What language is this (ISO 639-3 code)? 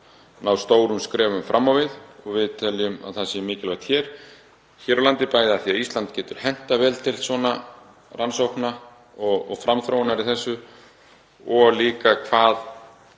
isl